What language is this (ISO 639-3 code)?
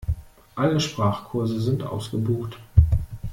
deu